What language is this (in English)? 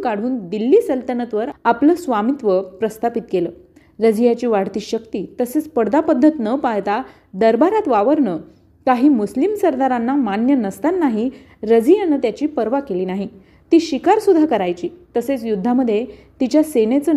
Marathi